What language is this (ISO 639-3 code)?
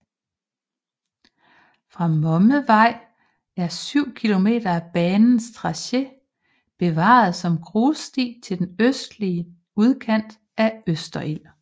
dan